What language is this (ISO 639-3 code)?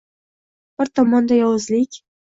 uzb